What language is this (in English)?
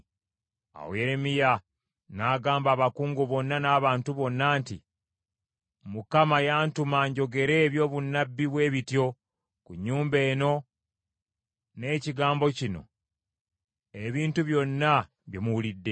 Ganda